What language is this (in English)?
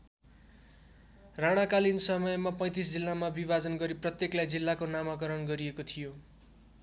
Nepali